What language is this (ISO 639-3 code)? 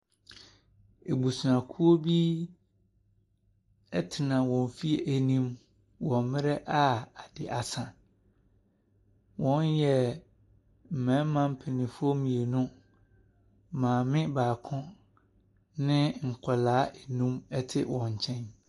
aka